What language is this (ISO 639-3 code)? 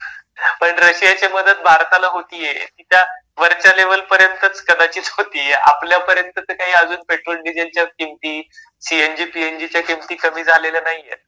mar